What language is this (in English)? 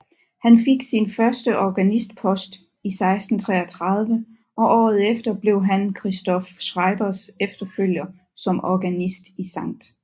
Danish